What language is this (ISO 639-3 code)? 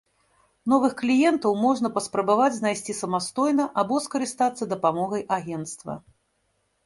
bel